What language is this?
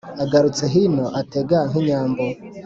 Kinyarwanda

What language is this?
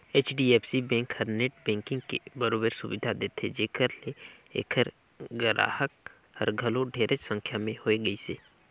Chhattisgarhi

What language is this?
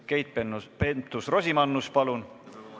Estonian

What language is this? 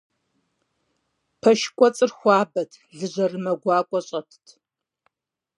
Kabardian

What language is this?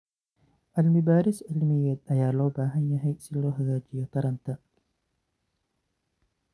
Somali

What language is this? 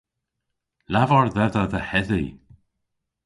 Cornish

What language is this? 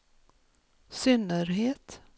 Swedish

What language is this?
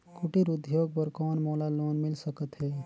Chhattisgarhi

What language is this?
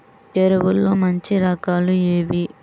Telugu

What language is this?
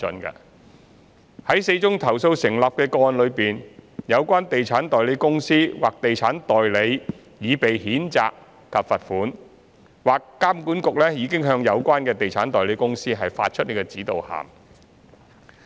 Cantonese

